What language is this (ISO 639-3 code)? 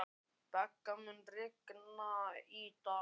isl